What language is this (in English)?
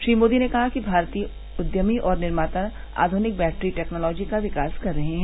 Hindi